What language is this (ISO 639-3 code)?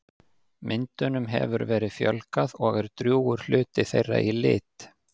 isl